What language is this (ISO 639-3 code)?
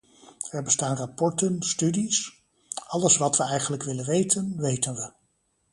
nld